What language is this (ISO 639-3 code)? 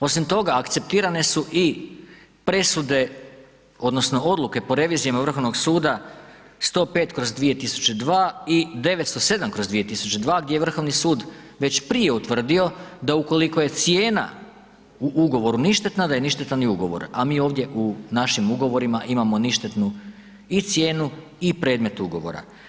hrv